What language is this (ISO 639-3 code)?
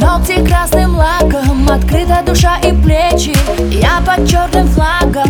rus